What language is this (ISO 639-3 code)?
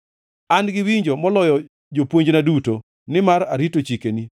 luo